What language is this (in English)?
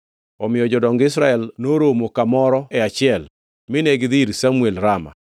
Luo (Kenya and Tanzania)